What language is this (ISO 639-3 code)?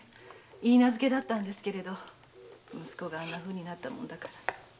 jpn